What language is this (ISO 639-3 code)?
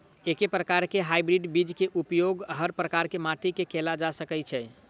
mai